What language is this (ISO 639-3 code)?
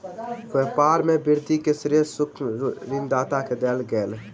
mai